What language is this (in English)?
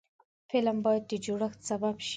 Pashto